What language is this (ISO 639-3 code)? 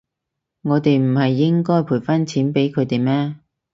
yue